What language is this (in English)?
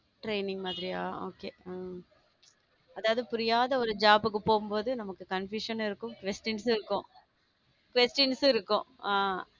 Tamil